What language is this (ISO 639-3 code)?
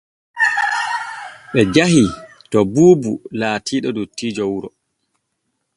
fue